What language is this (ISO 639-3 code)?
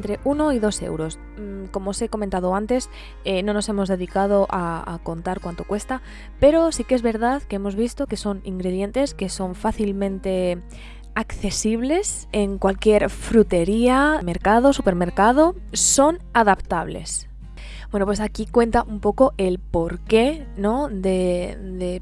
spa